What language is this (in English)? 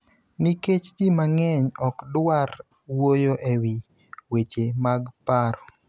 Luo (Kenya and Tanzania)